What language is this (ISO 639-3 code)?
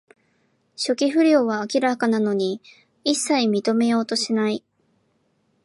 jpn